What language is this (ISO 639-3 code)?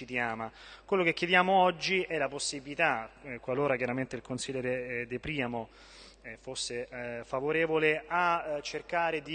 ita